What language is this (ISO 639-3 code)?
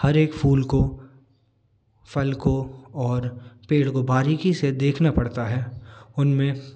hin